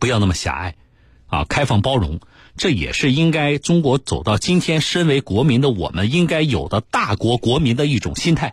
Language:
Chinese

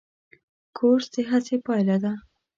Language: Pashto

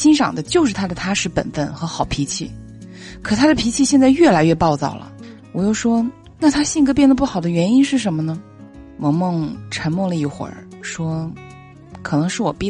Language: Chinese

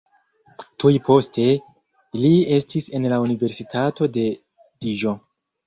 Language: Esperanto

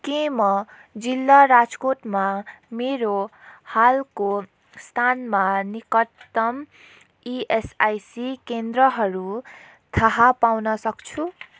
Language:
Nepali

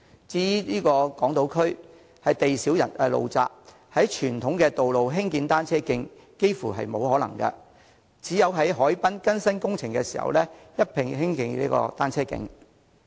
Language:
Cantonese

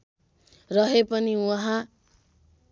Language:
Nepali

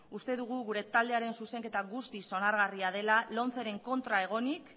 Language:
Basque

